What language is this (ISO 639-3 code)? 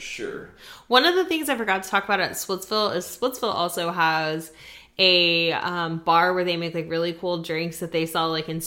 eng